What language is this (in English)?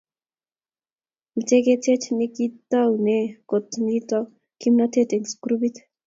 Kalenjin